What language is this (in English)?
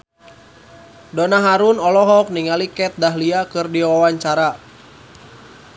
Sundanese